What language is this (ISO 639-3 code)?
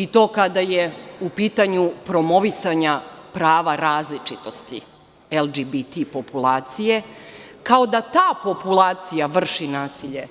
srp